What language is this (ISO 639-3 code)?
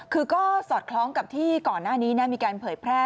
tha